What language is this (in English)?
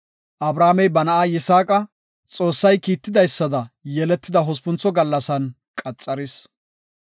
Gofa